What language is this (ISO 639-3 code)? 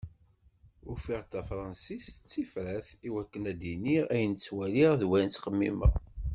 kab